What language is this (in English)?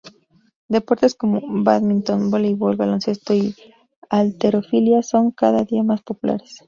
Spanish